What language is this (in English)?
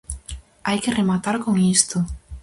Galician